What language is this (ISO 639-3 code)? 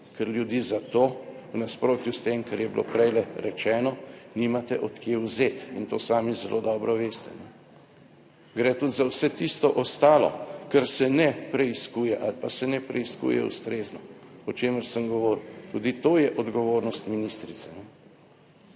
slv